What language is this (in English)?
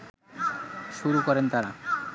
Bangla